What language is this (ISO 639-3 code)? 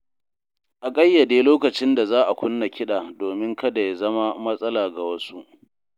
hau